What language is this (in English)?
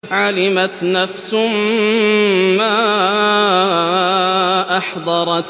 Arabic